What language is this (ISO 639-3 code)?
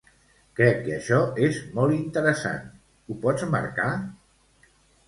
cat